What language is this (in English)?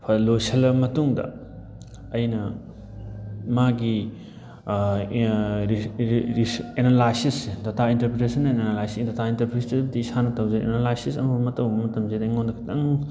Manipuri